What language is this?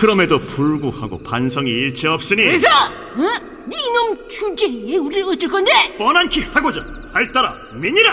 Korean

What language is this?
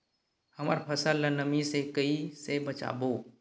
Chhattisgarhi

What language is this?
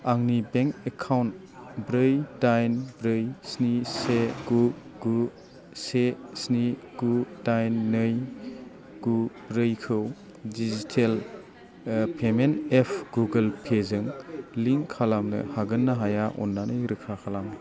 Bodo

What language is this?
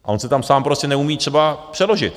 Czech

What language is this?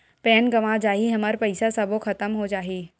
Chhattisgarhi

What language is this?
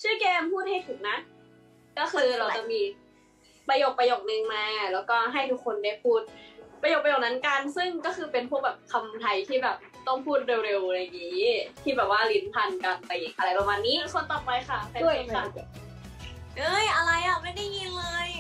Thai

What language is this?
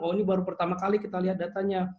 Indonesian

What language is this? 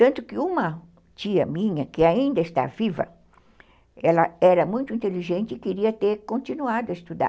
Portuguese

